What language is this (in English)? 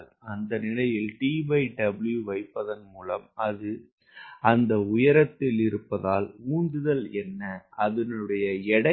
Tamil